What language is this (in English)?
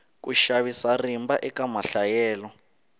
Tsonga